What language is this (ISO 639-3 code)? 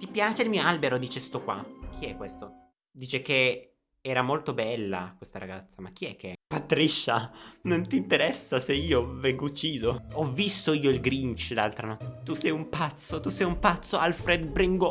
ita